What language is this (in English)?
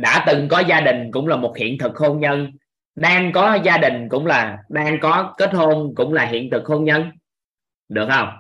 Vietnamese